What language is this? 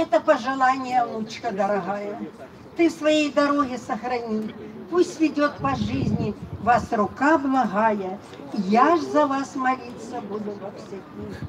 Russian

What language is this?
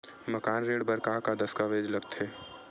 Chhattisgarhi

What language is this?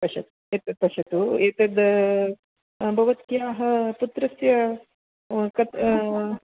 Sanskrit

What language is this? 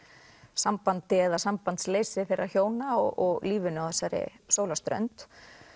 Icelandic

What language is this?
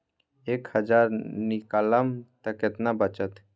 Magahi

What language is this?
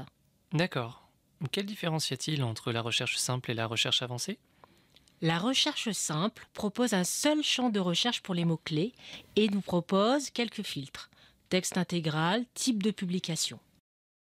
French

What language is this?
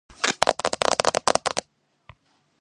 Georgian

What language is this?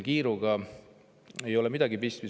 Estonian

